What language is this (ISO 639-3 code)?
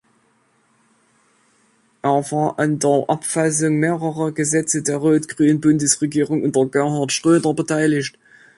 deu